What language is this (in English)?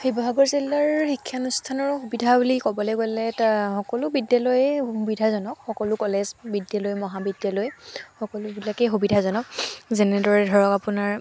Assamese